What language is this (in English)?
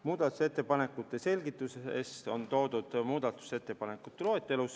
Estonian